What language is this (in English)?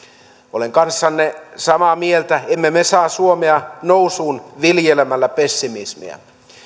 Finnish